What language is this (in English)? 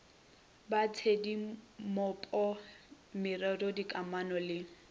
Northern Sotho